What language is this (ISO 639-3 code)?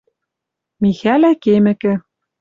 mrj